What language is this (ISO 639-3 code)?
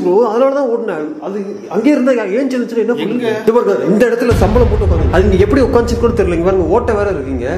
kor